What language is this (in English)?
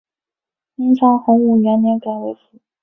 Chinese